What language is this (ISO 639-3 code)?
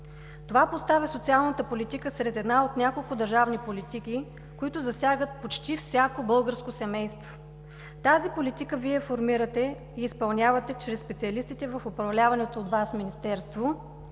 bul